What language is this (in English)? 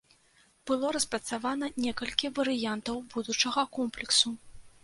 Belarusian